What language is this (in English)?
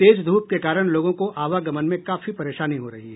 Hindi